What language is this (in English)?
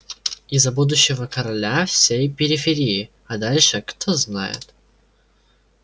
Russian